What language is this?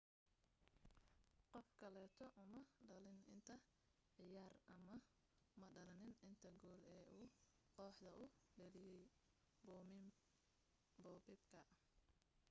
Somali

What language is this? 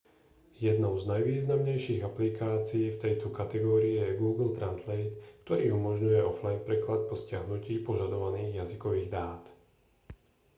Slovak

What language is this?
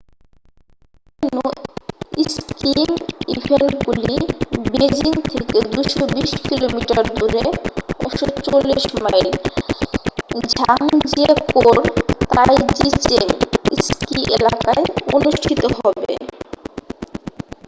Bangla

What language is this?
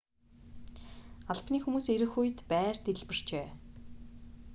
Mongolian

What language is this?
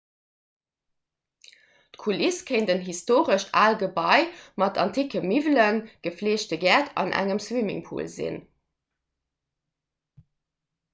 Luxembourgish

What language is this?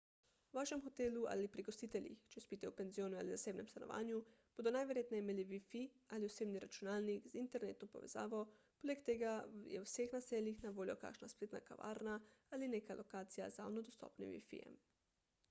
Slovenian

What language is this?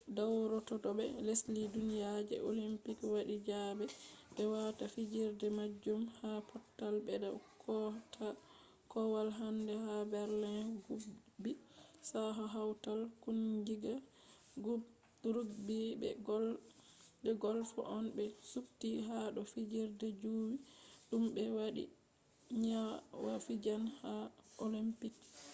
Fula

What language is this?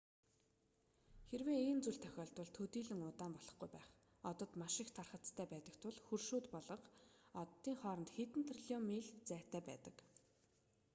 Mongolian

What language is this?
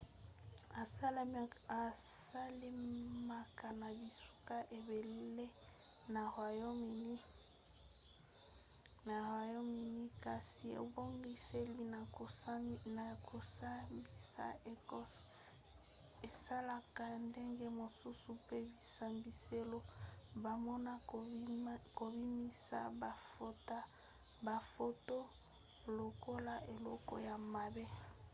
Lingala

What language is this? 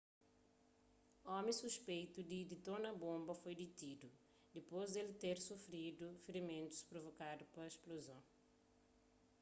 Kabuverdianu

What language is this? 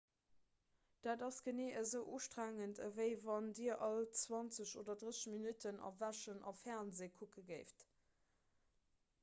Luxembourgish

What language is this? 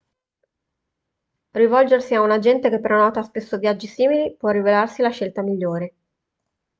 Italian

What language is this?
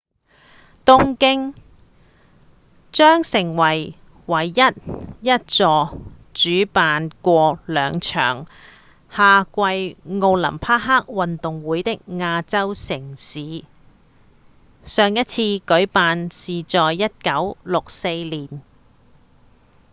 Cantonese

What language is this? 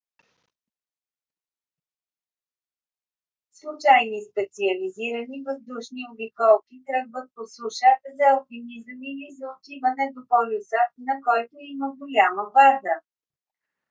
Bulgarian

